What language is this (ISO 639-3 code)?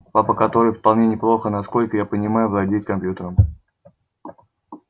rus